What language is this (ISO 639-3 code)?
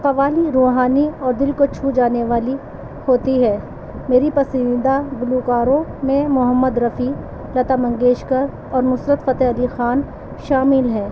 urd